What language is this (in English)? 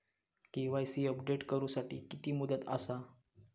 Marathi